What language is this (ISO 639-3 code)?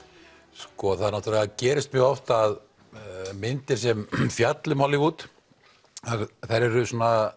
isl